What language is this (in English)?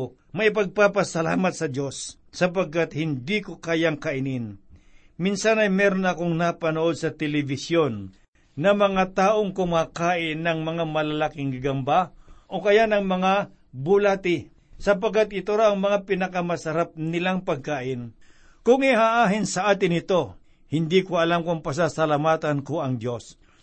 Filipino